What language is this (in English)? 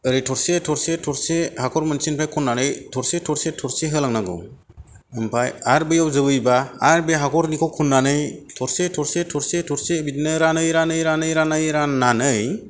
Bodo